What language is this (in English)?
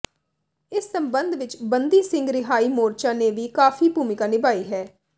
Punjabi